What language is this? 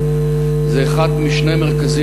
Hebrew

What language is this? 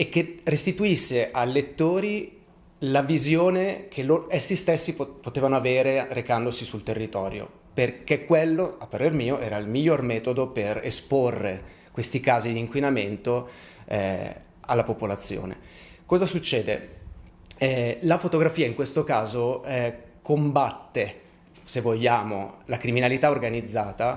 Italian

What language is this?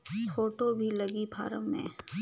Chhattisgarhi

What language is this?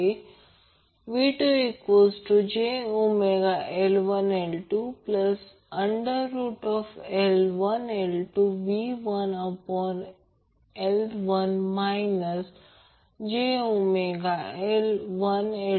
Marathi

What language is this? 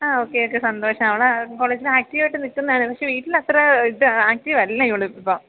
Malayalam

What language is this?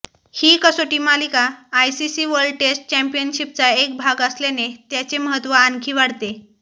Marathi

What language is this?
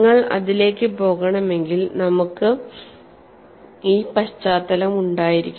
Malayalam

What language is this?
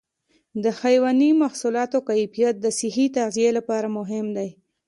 Pashto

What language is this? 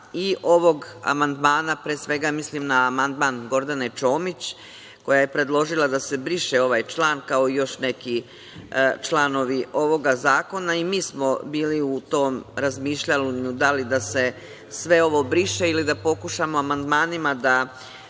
Serbian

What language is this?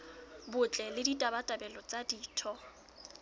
Southern Sotho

